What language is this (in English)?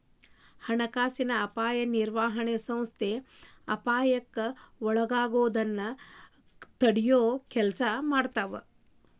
Kannada